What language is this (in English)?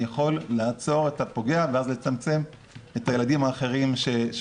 Hebrew